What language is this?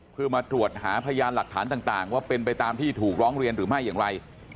Thai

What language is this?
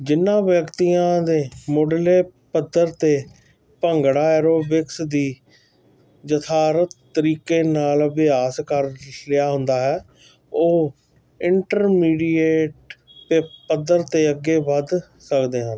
Punjabi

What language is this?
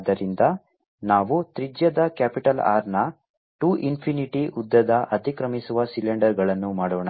Kannada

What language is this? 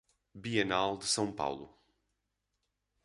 Portuguese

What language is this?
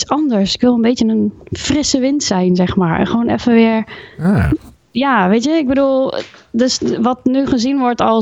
Dutch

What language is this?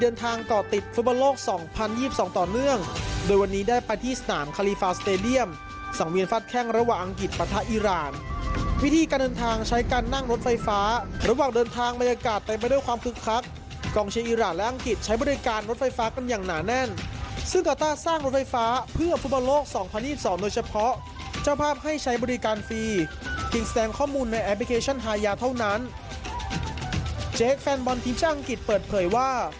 Thai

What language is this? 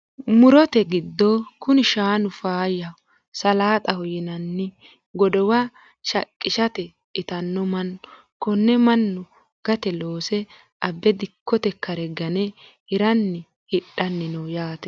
Sidamo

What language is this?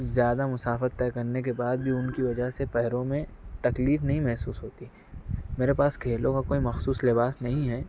Urdu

